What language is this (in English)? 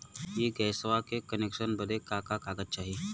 Bhojpuri